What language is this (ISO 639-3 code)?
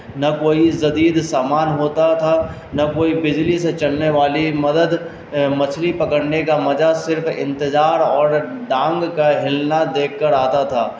urd